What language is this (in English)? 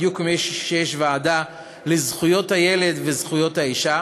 Hebrew